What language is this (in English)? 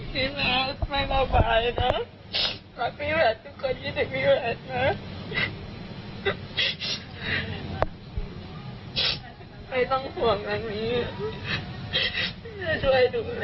Thai